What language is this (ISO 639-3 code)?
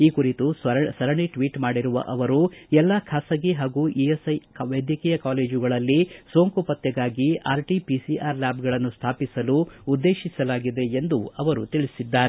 kan